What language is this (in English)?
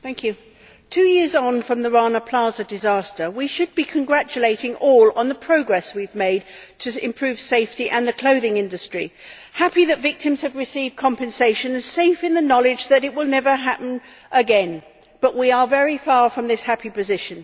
English